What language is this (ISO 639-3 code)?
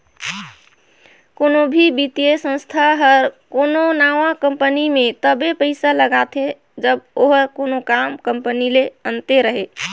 hne